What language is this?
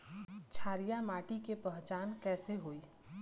Bhojpuri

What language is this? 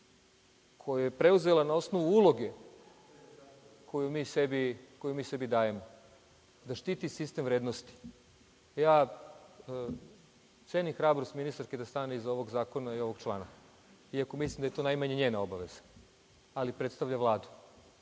Serbian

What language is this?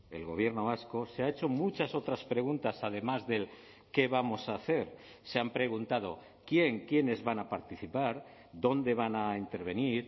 Spanish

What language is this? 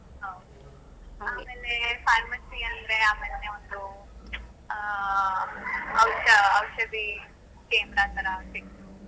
Kannada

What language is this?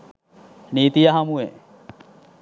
Sinhala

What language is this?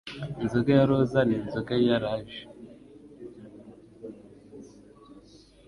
Kinyarwanda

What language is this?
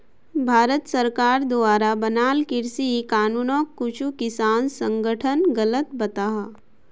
Magahi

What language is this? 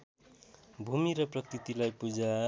Nepali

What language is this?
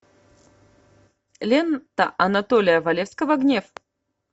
Russian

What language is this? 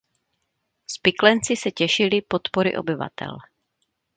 Czech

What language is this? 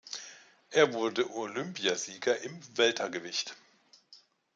German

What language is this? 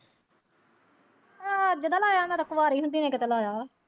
Punjabi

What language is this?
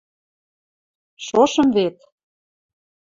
Western Mari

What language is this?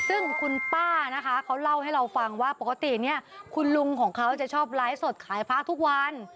Thai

